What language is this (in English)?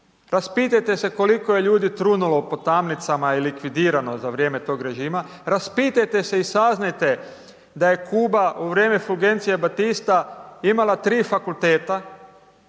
Croatian